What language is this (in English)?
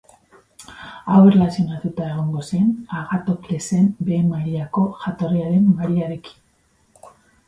Basque